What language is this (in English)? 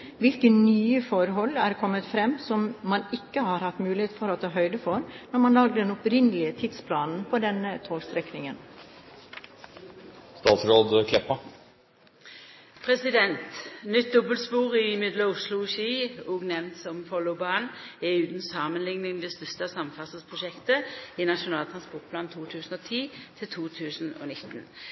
Norwegian